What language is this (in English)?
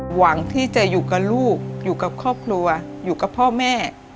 Thai